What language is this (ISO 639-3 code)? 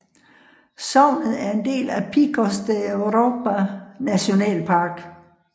dan